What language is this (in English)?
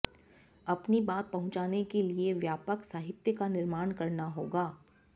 Sanskrit